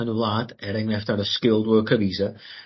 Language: Welsh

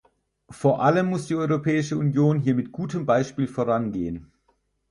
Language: German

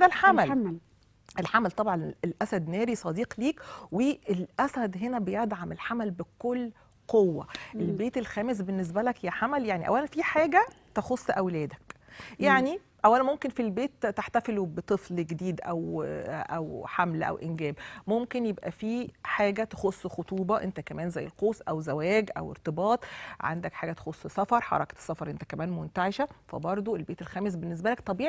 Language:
Arabic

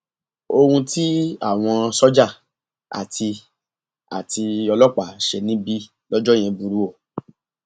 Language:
Yoruba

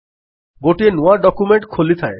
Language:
Odia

